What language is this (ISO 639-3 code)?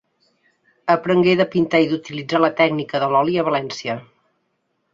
cat